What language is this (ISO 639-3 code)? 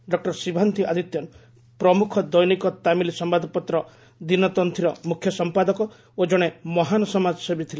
ori